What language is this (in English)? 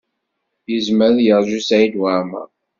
Kabyle